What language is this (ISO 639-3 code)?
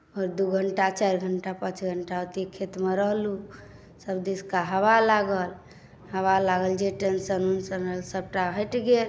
mai